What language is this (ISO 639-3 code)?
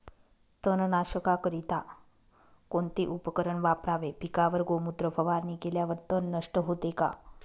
mar